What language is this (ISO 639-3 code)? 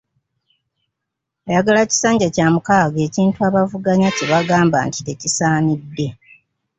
lug